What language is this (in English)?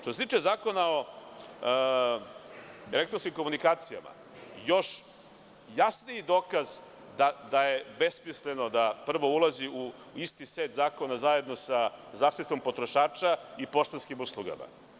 Serbian